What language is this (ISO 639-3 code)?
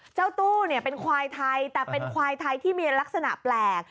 tha